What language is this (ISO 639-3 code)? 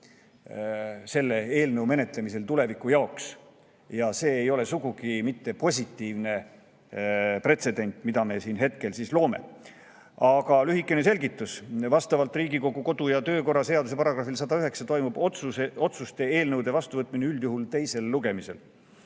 est